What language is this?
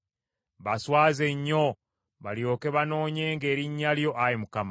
Ganda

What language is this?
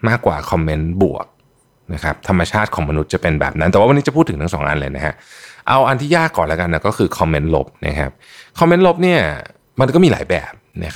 Thai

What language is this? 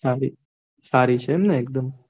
Gujarati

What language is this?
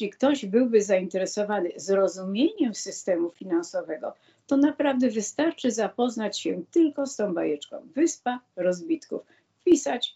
Polish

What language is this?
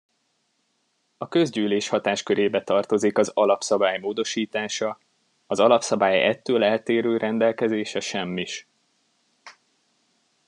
Hungarian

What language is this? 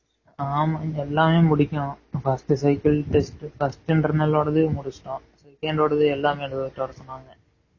Tamil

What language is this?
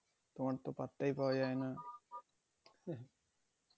Bangla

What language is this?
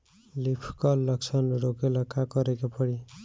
Bhojpuri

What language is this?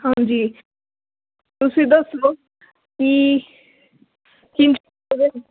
Punjabi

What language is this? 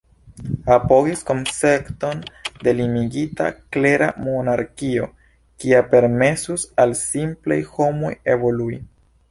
Esperanto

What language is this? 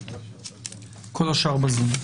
Hebrew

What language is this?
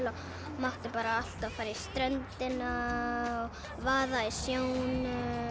Icelandic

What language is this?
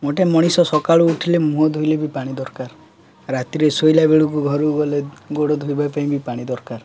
Odia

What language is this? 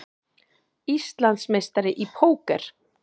Icelandic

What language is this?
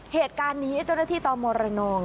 Thai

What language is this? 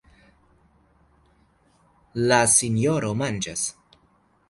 Esperanto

